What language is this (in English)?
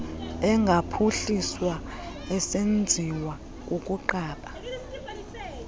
Xhosa